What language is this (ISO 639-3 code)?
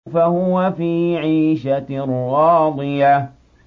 ara